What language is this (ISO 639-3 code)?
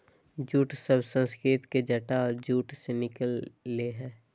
mag